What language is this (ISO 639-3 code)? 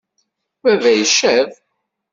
kab